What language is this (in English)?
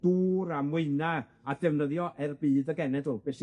Welsh